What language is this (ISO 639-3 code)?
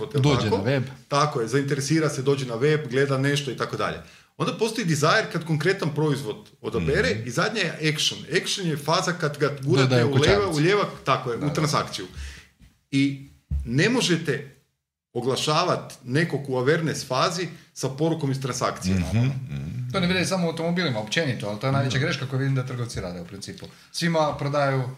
hrv